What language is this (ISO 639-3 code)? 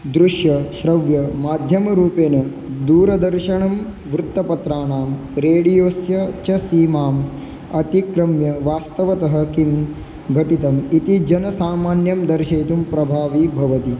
san